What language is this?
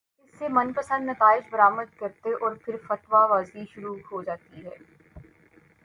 Urdu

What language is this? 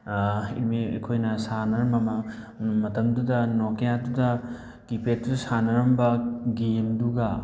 Manipuri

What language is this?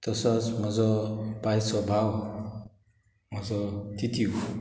Konkani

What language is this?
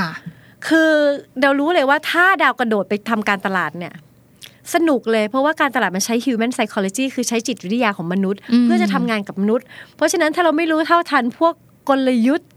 Thai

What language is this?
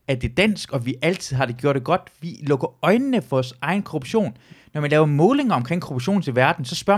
Danish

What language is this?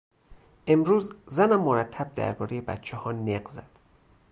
Persian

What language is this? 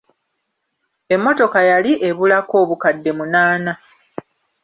Ganda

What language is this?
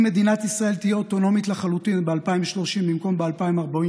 Hebrew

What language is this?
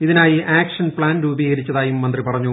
Malayalam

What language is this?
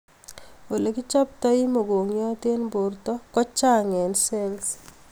Kalenjin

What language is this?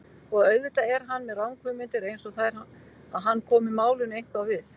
Icelandic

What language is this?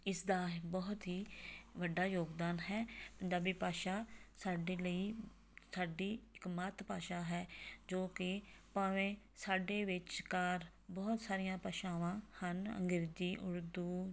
Punjabi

